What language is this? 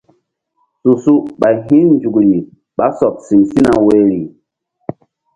Mbum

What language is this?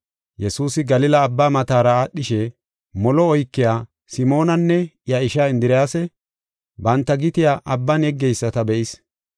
Gofa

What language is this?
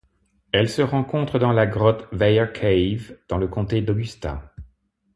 French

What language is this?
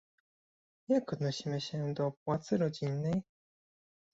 Polish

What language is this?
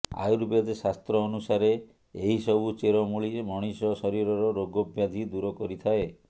Odia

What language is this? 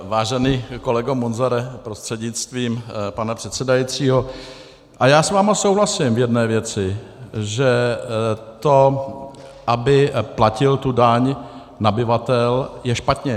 Czech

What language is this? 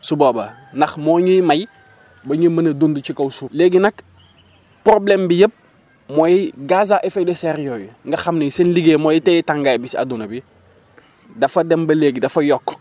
Wolof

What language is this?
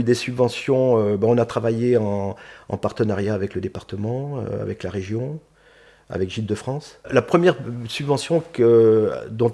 French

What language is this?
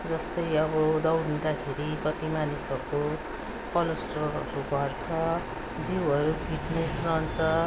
Nepali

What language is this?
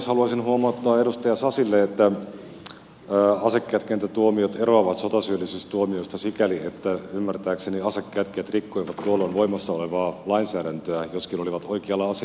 Finnish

